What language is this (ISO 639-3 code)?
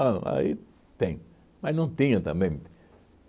por